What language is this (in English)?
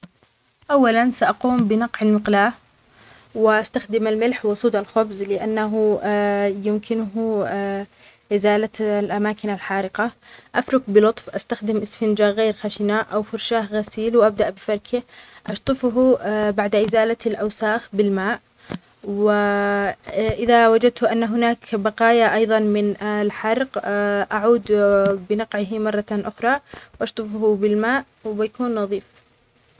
Omani Arabic